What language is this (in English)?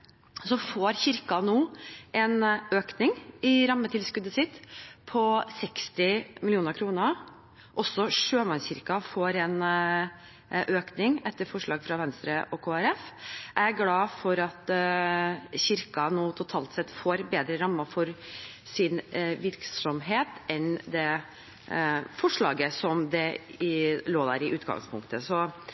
Norwegian Bokmål